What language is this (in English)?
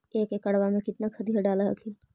Magahi